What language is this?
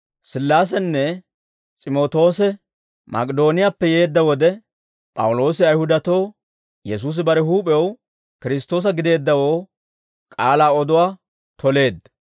Dawro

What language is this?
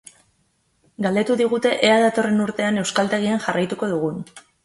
Basque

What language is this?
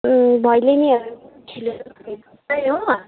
Nepali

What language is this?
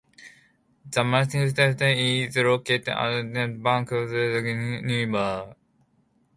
English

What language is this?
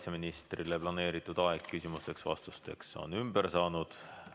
Estonian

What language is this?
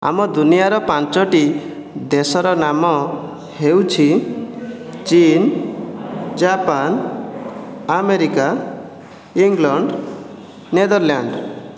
Odia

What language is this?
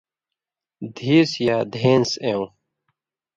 Indus Kohistani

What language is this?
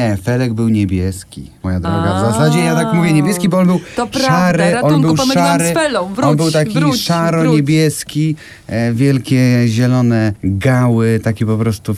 Polish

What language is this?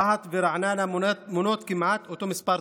Hebrew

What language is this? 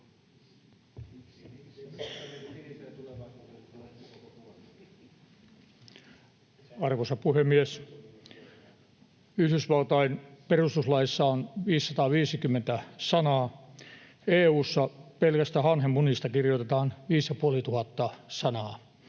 Finnish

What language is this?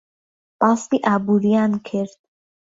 Central Kurdish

